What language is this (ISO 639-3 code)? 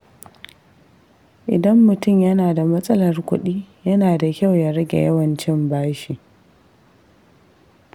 hau